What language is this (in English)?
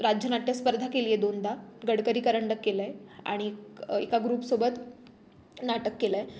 Marathi